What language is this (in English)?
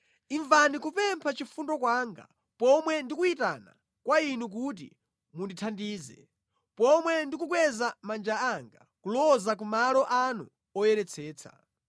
Nyanja